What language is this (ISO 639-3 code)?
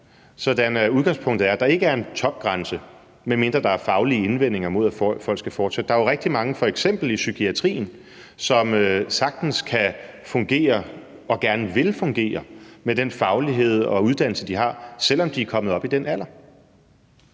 dan